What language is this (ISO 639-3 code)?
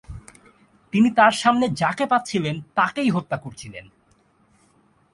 ben